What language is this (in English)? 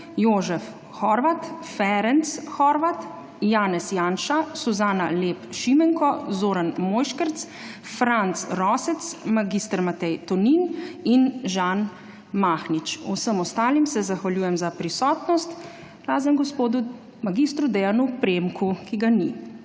Slovenian